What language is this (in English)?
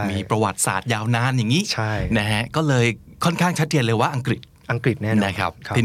Thai